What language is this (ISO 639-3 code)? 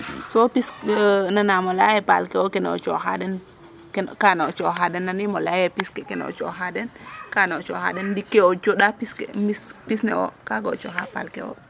srr